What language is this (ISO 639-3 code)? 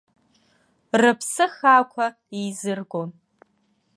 abk